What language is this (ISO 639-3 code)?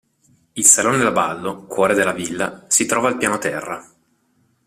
ita